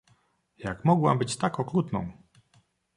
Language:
Polish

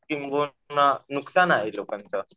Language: Marathi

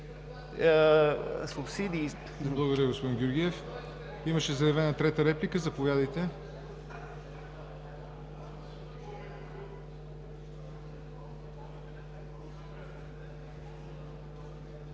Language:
Bulgarian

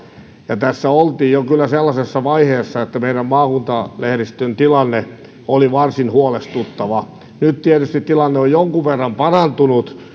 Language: Finnish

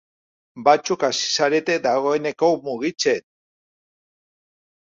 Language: Basque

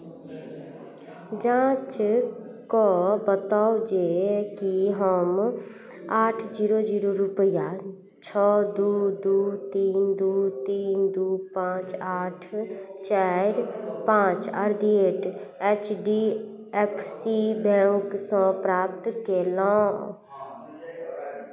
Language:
Maithili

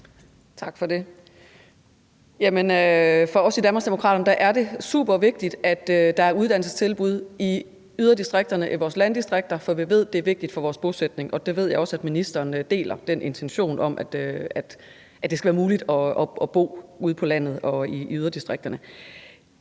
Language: Danish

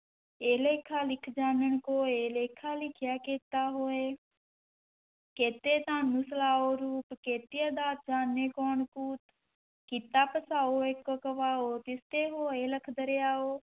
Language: Punjabi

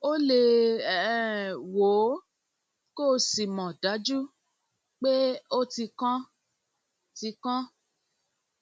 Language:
Yoruba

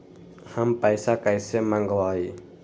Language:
Magahi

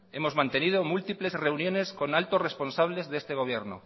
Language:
Spanish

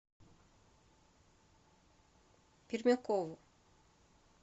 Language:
Russian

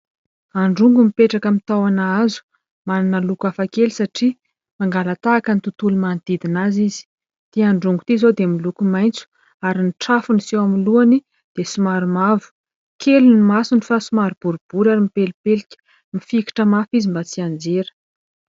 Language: Malagasy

